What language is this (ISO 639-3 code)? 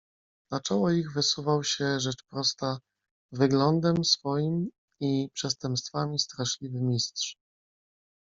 pol